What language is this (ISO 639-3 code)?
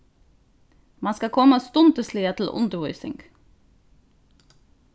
fao